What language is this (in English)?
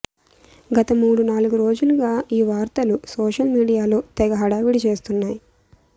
Telugu